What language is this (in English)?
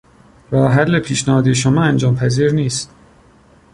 Persian